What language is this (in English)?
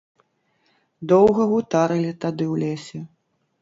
Belarusian